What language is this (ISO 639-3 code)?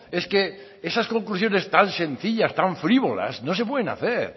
spa